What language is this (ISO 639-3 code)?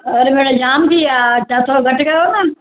snd